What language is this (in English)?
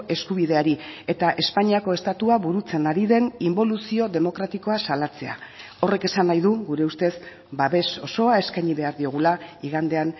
Basque